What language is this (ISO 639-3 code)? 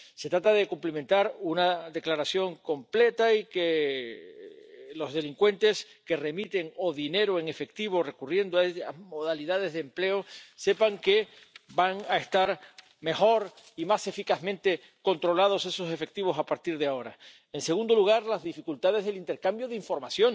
spa